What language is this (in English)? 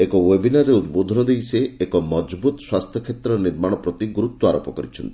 Odia